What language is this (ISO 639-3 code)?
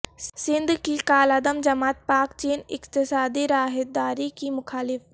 urd